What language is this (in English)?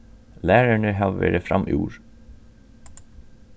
Faroese